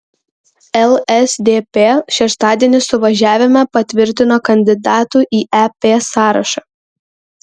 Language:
Lithuanian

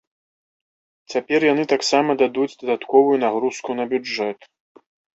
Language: Belarusian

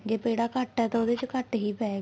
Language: Punjabi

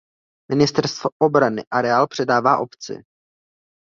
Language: Czech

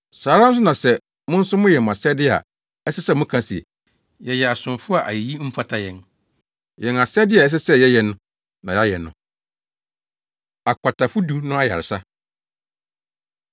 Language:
Akan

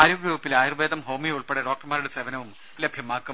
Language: Malayalam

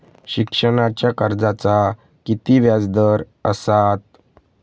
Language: Marathi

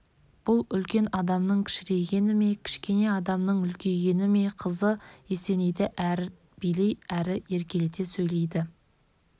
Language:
Kazakh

